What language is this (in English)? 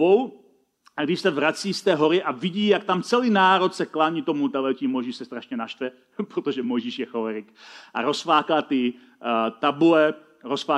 Czech